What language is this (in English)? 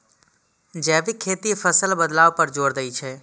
Maithili